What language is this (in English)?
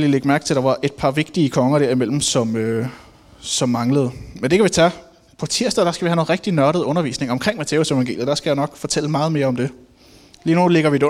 Danish